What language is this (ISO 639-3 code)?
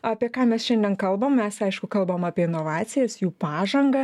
lit